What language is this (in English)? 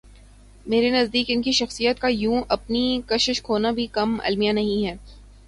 Urdu